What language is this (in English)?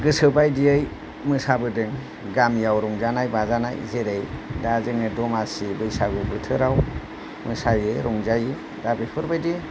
Bodo